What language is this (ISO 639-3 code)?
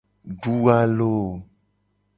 gej